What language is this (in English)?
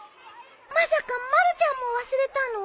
Japanese